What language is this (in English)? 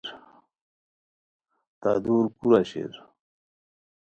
Khowar